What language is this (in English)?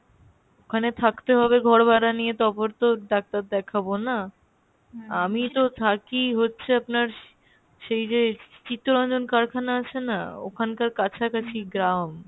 Bangla